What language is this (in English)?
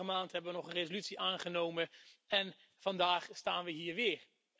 Dutch